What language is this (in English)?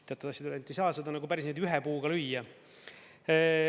Estonian